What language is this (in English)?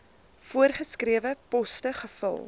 Afrikaans